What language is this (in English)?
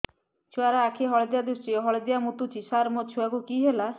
Odia